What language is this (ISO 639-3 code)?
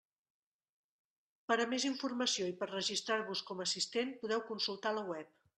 cat